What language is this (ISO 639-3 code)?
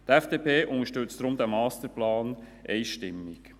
gsw